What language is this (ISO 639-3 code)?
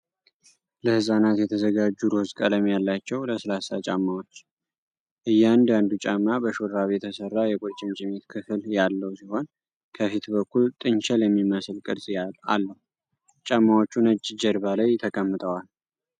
amh